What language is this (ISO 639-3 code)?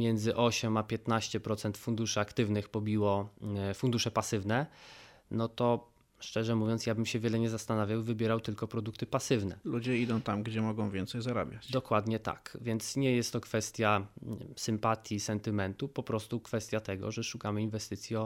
pol